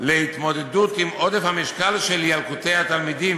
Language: Hebrew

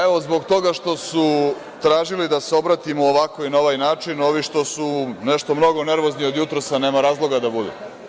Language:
Serbian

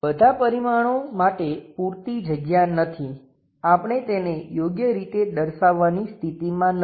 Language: Gujarati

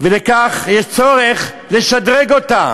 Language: Hebrew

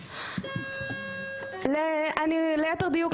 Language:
Hebrew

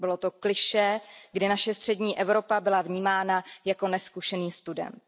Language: Czech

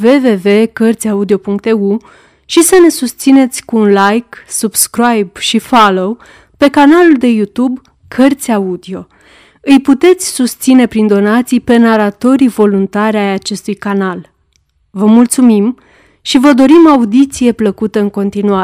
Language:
Romanian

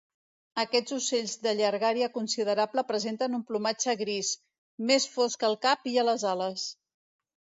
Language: Catalan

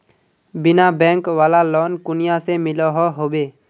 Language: Magahi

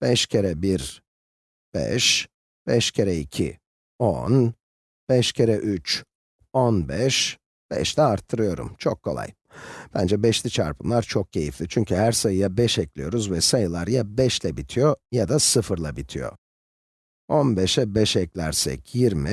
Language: Turkish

